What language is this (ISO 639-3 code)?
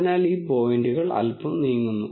mal